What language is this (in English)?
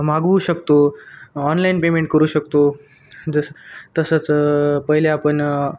Marathi